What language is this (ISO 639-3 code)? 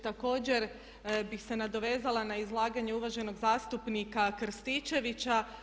hrv